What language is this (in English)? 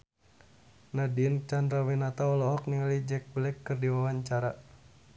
Sundanese